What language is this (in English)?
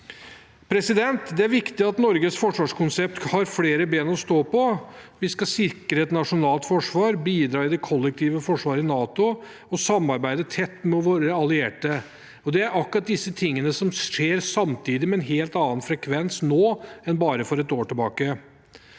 Norwegian